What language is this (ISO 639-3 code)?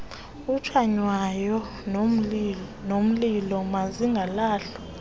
xho